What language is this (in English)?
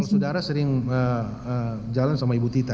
Indonesian